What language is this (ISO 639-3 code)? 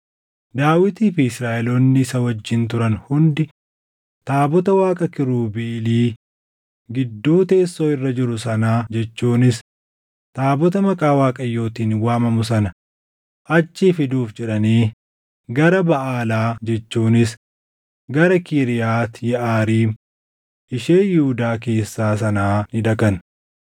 orm